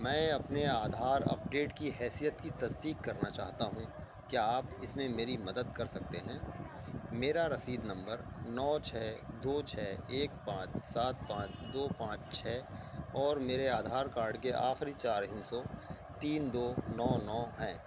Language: Urdu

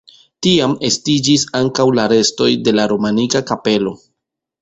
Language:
Esperanto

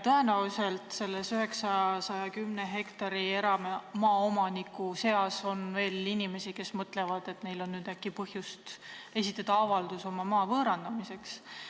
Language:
Estonian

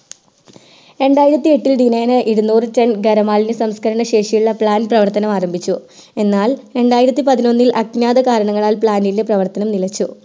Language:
Malayalam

